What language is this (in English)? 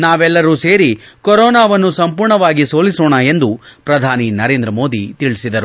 Kannada